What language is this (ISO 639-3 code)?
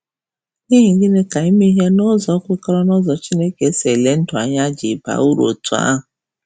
ibo